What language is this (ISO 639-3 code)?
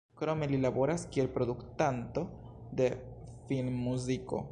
epo